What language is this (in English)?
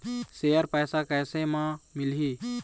Chhattisgarhi